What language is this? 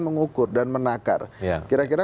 Indonesian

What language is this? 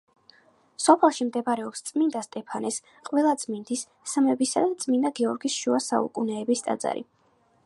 Georgian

